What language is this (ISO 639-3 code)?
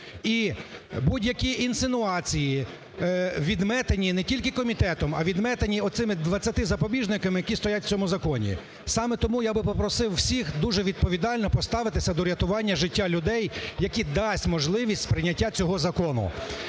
ukr